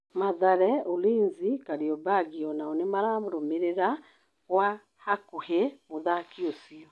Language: Kikuyu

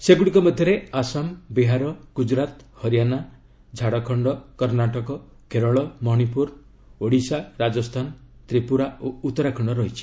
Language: Odia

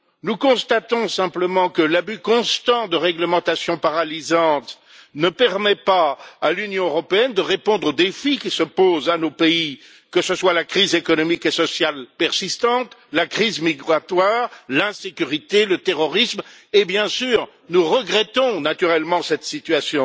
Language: French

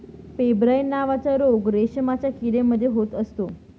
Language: Marathi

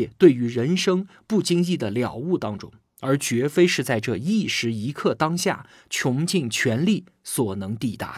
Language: Chinese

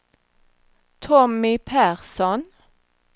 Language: Swedish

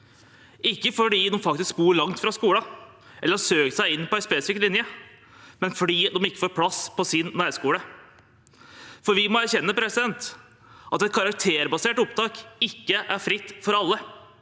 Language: Norwegian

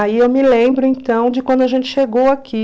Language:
Portuguese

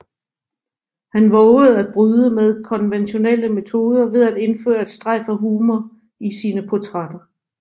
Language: Danish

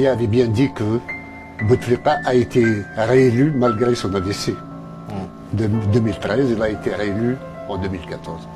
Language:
French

